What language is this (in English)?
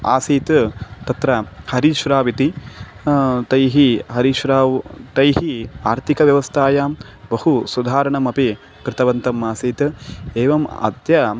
Sanskrit